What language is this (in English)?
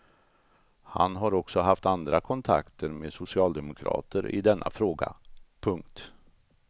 Swedish